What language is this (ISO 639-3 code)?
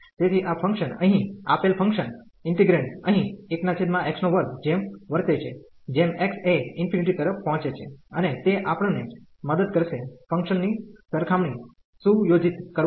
guj